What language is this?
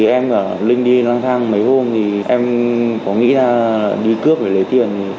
Vietnamese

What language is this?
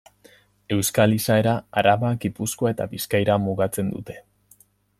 Basque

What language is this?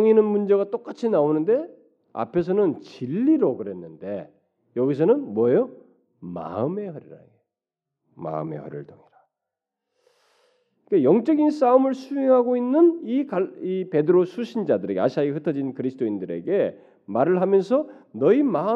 Korean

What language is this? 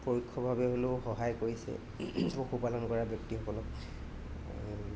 Assamese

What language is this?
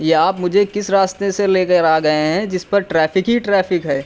Urdu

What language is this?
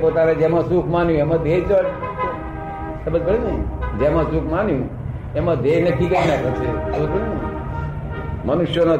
Gujarati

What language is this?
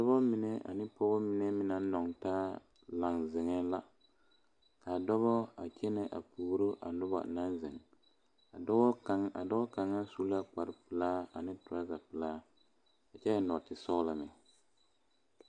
Southern Dagaare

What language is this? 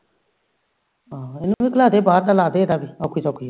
Punjabi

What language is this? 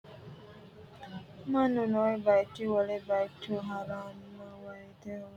Sidamo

